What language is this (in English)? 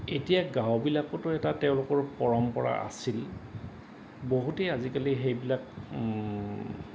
Assamese